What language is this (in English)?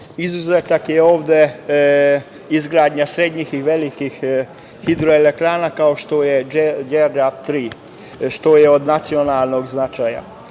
Serbian